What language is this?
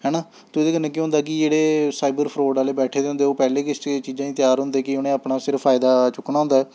Dogri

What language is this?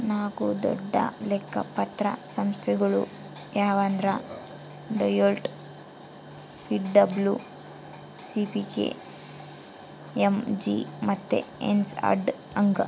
Kannada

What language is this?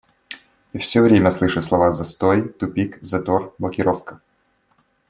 Russian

